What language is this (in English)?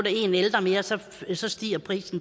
Danish